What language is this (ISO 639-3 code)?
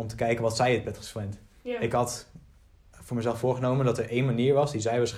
nld